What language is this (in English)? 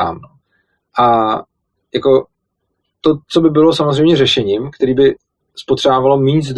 Czech